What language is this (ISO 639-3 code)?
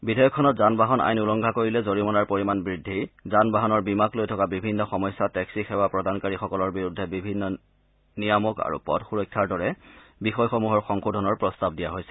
asm